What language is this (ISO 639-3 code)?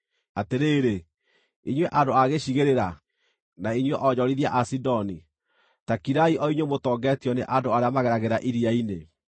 kik